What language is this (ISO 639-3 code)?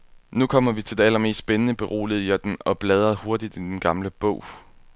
dan